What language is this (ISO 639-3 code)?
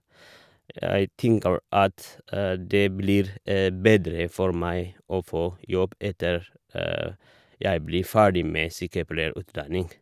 nor